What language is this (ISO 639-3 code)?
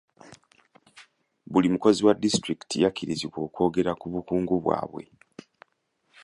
lug